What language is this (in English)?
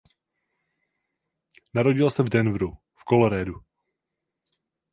Czech